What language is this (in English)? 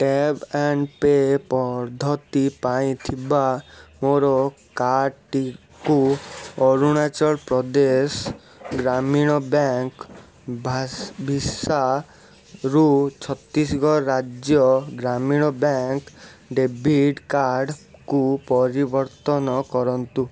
Odia